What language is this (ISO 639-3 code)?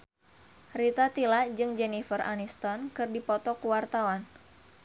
sun